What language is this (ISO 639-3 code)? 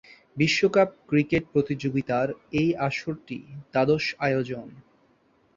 ben